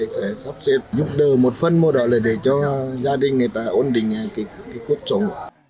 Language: Vietnamese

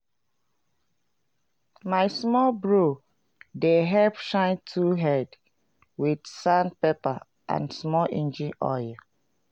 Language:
Nigerian Pidgin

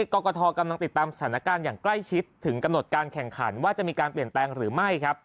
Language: Thai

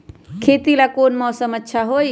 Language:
Magahi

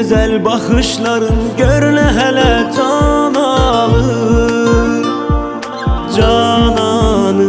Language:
Turkish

